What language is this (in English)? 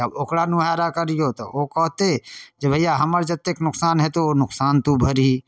Maithili